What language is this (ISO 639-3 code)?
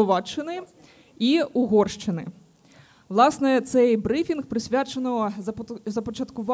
ukr